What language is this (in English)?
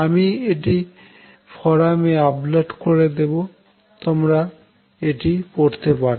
Bangla